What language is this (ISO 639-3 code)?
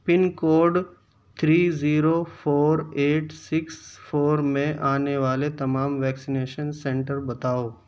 urd